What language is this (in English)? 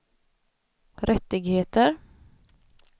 Swedish